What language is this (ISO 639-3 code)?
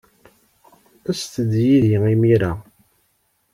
kab